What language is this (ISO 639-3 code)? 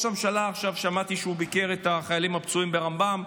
heb